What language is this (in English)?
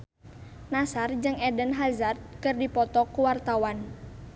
Sundanese